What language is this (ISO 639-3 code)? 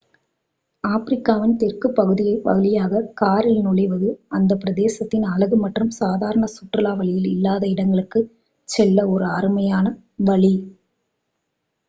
tam